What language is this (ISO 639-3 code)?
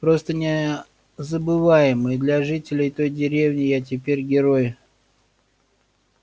rus